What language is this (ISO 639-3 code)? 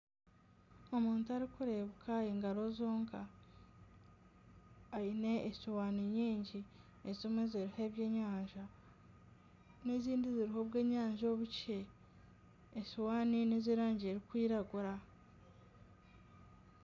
nyn